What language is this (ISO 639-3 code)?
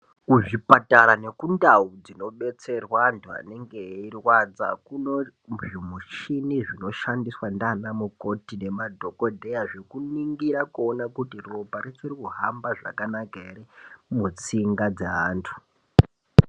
ndc